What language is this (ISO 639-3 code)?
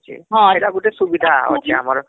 ori